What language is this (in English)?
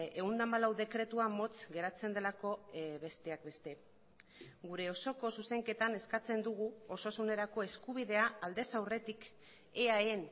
Basque